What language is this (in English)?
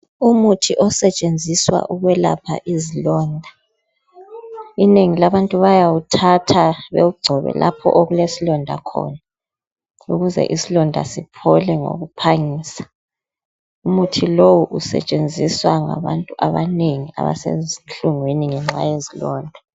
North Ndebele